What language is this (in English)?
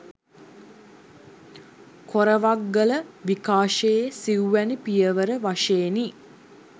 Sinhala